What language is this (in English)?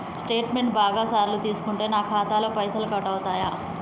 Telugu